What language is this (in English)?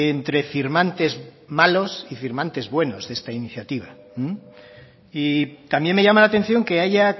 Spanish